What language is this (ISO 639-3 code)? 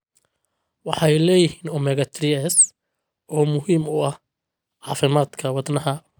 som